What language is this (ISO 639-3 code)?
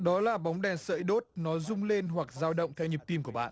vie